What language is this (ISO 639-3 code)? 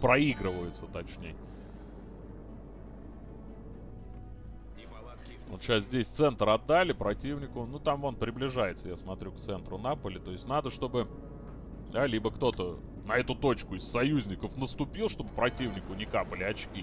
rus